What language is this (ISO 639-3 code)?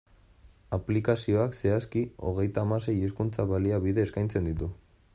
eus